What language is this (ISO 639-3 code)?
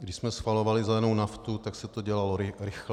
ces